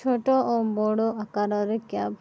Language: Odia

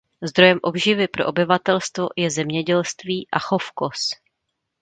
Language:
Czech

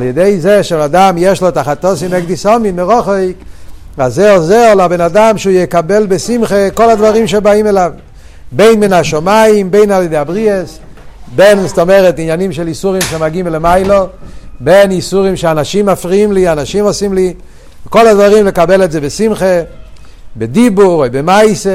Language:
Hebrew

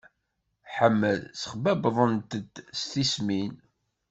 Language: Kabyle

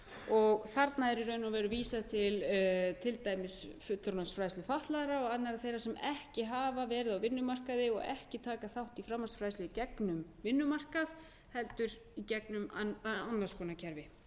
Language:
Icelandic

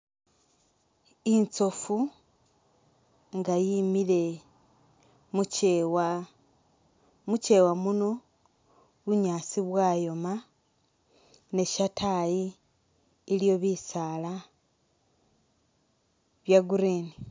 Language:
Masaaba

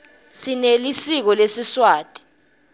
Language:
Swati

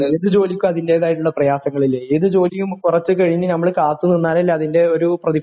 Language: Malayalam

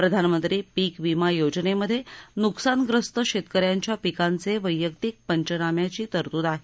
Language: Marathi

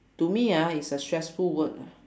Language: English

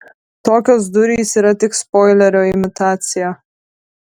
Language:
Lithuanian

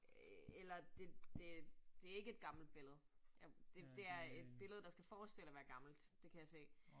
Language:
Danish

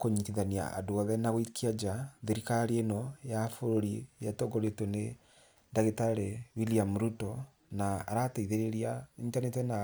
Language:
Kikuyu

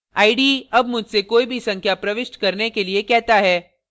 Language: Hindi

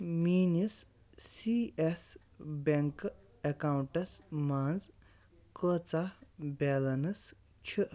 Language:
Kashmiri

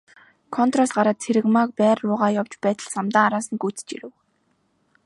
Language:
Mongolian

